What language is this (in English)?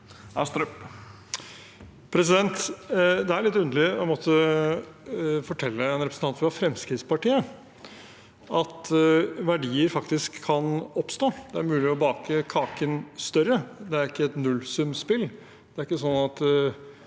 Norwegian